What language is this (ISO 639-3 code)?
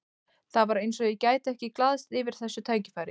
isl